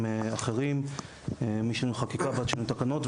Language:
Hebrew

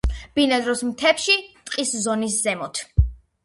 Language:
Georgian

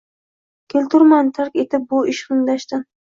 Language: Uzbek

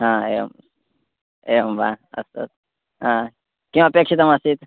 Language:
Sanskrit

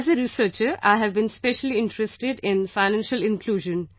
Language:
English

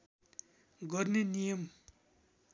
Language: Nepali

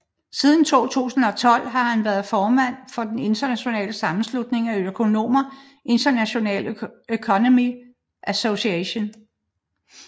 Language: Danish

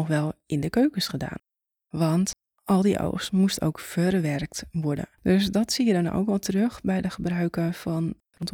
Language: Dutch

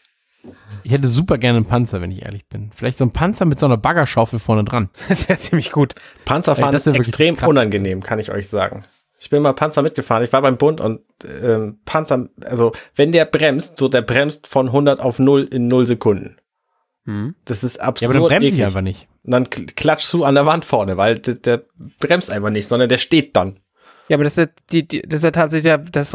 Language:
German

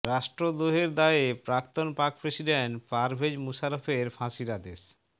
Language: Bangla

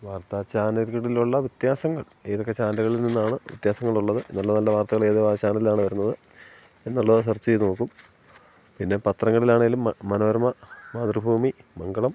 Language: Malayalam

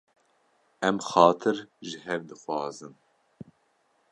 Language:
Kurdish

